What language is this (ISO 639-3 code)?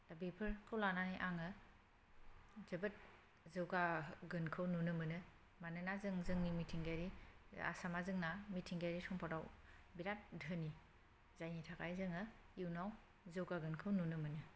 brx